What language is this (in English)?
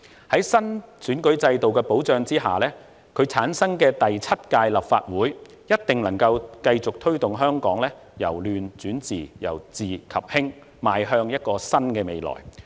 Cantonese